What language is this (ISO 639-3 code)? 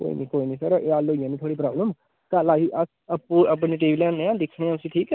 doi